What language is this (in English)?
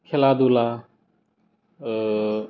Bodo